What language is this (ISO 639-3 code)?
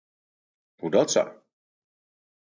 fry